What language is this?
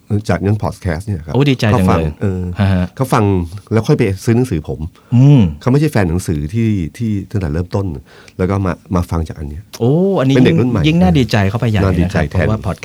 Thai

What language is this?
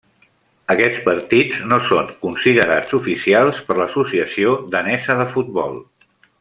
Catalan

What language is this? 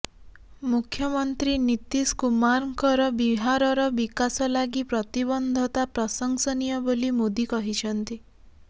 Odia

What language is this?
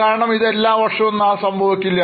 Malayalam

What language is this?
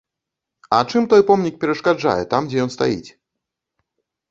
Belarusian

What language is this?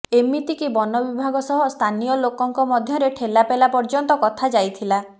Odia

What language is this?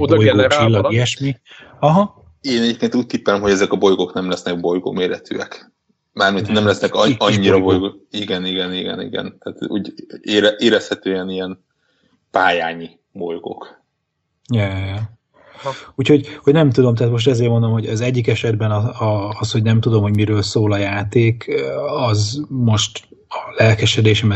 Hungarian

